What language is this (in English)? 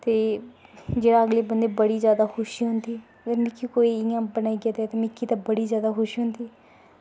Dogri